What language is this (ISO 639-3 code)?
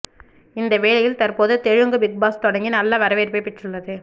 tam